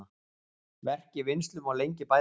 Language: Icelandic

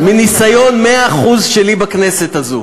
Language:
Hebrew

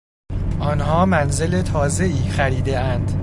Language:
Persian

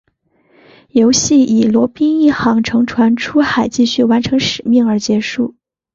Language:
Chinese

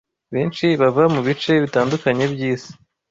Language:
Kinyarwanda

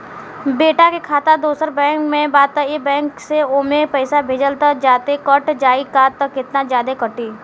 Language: Bhojpuri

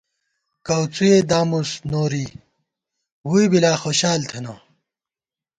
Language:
Gawar-Bati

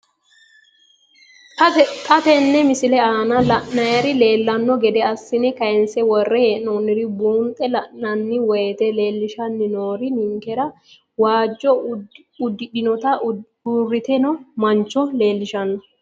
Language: Sidamo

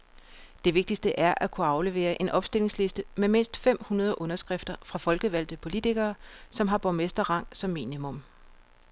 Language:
Danish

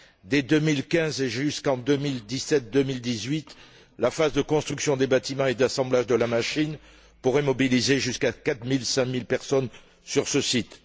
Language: French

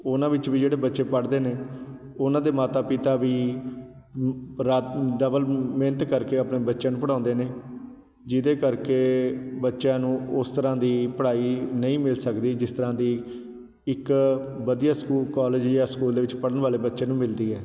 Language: Punjabi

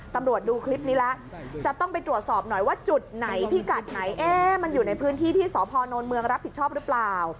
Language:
Thai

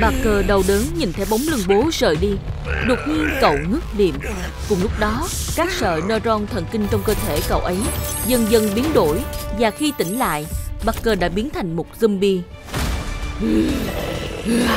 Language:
Vietnamese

